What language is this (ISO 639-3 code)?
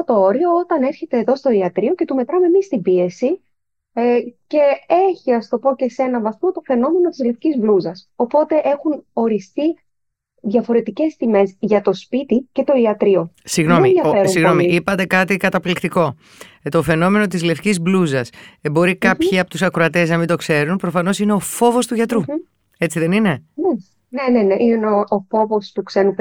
ell